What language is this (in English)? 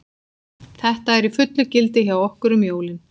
Icelandic